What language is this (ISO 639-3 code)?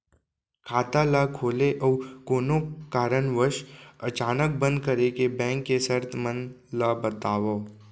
hne